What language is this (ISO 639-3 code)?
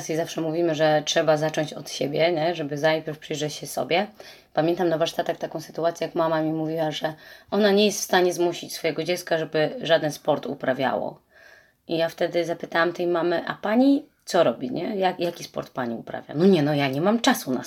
pol